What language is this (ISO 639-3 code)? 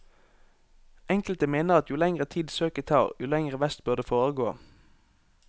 nor